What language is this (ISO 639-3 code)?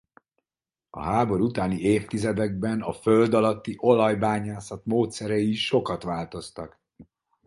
hun